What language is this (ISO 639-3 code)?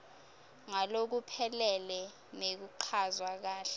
ssw